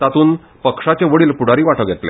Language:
Konkani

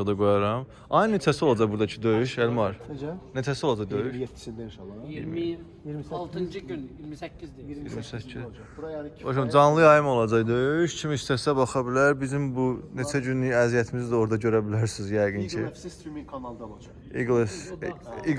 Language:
Turkish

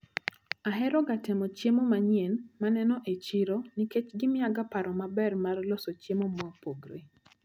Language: Luo (Kenya and Tanzania)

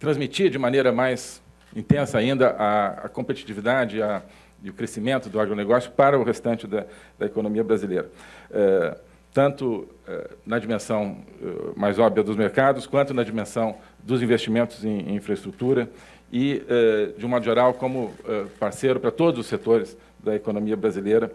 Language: Portuguese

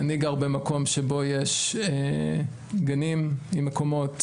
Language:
Hebrew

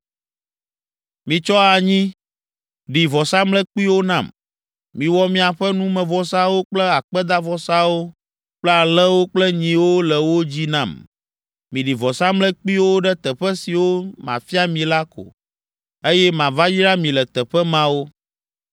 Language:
Ewe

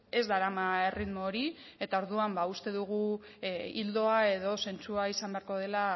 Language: Basque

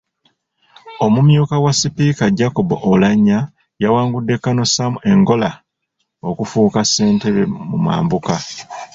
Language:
Ganda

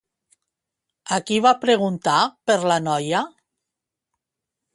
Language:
Catalan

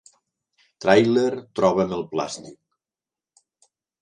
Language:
Catalan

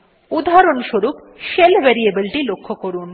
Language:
Bangla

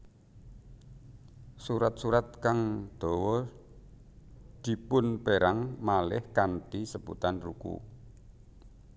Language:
Javanese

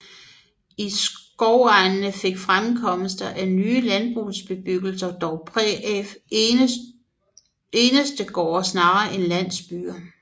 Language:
Danish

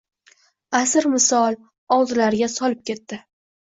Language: Uzbek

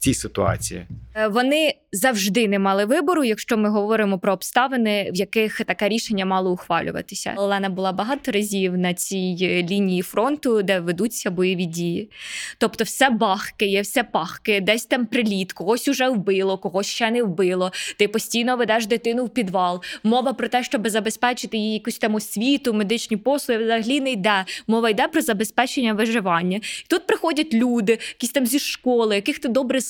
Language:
Ukrainian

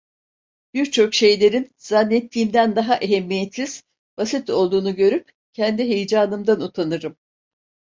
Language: Turkish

